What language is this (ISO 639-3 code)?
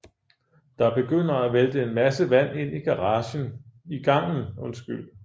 dan